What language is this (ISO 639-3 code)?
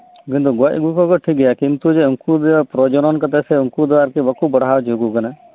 sat